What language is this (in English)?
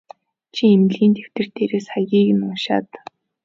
Mongolian